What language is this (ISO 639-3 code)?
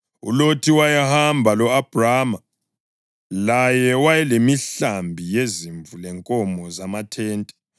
nde